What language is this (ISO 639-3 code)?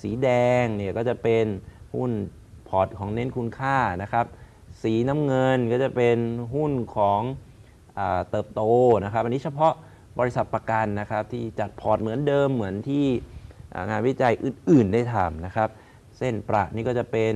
tha